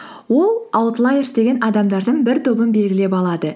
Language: Kazakh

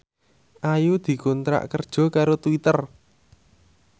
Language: Javanese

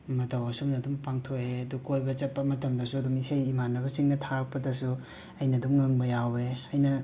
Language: Manipuri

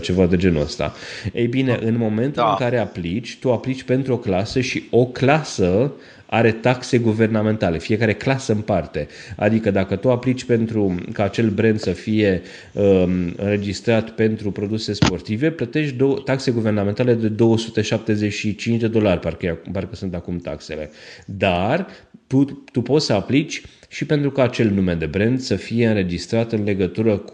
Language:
Romanian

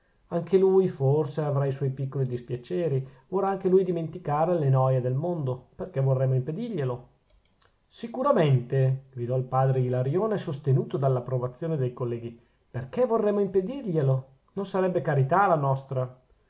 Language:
Italian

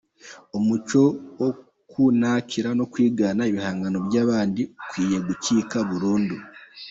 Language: Kinyarwanda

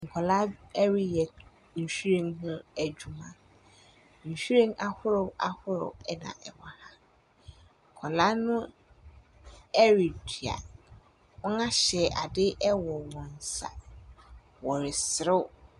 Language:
Akan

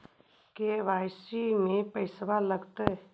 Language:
Magahi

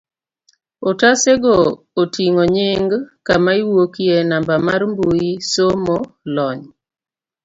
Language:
Luo (Kenya and Tanzania)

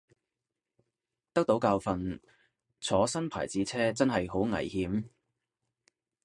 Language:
Cantonese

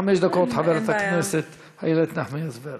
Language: Hebrew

